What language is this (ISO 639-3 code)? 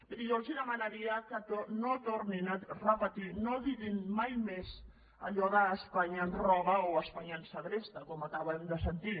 cat